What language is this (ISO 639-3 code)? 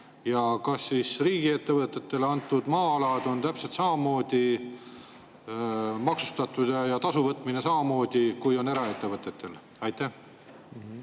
est